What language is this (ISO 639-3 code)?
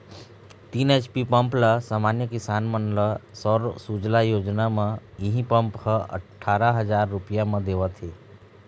hne